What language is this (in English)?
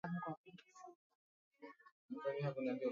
Swahili